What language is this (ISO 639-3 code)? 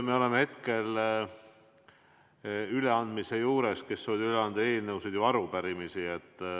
est